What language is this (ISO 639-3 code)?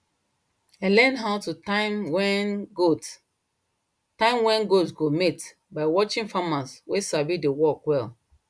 pcm